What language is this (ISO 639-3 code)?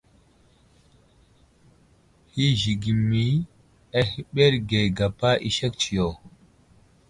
udl